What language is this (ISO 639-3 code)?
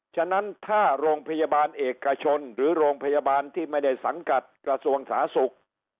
tha